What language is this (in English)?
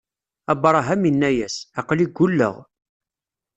Kabyle